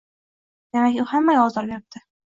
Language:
Uzbek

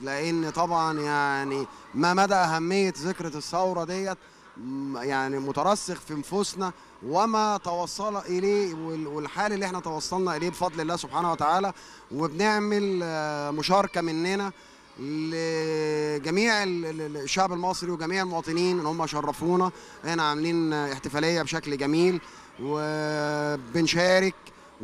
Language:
Arabic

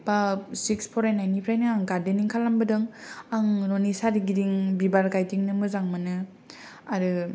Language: Bodo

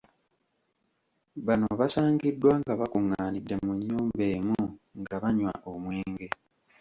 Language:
Ganda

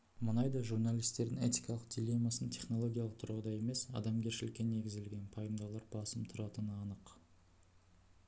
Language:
Kazakh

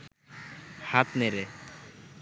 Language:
Bangla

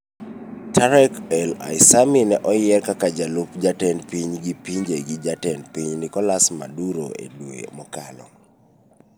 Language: Luo (Kenya and Tanzania)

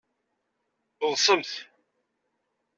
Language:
Kabyle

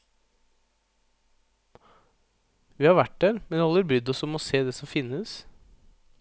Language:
Norwegian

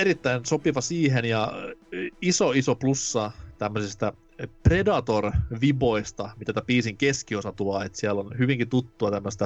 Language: Finnish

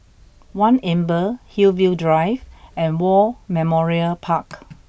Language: English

